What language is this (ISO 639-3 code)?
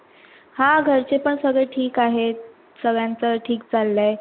mar